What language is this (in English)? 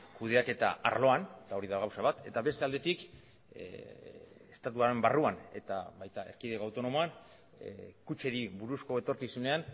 Basque